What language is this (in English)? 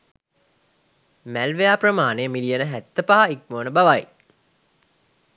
Sinhala